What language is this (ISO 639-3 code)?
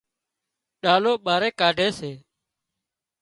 kxp